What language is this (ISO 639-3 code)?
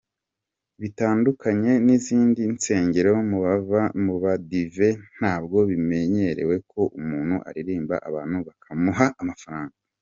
kin